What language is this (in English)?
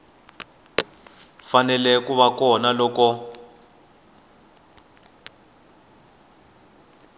Tsonga